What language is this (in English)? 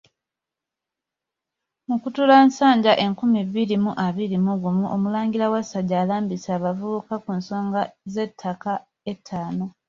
Ganda